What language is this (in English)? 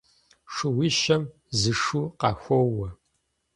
Kabardian